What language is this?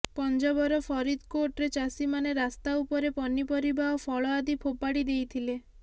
Odia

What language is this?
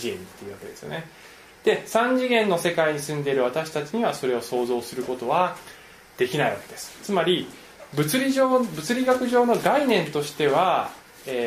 Japanese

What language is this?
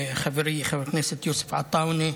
Hebrew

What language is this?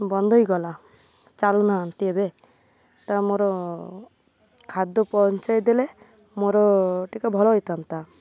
Odia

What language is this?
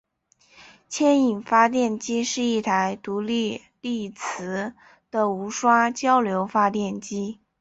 Chinese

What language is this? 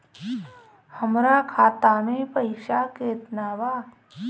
Bhojpuri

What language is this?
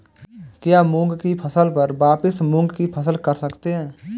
Hindi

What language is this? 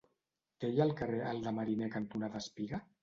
Catalan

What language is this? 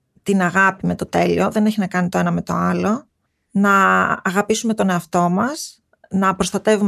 Greek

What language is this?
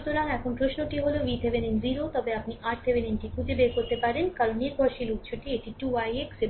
Bangla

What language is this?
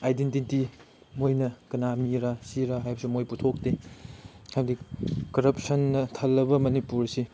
Manipuri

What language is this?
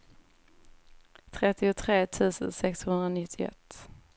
Swedish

